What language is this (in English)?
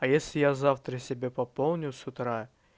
Russian